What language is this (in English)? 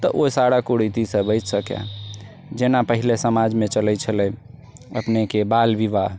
Maithili